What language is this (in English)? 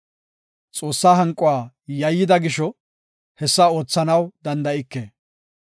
Gofa